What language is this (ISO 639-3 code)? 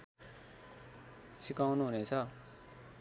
nep